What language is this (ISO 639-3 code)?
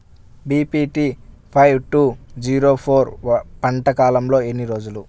tel